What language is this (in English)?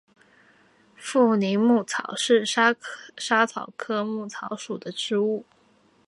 Chinese